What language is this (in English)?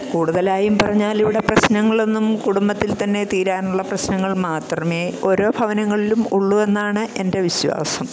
Malayalam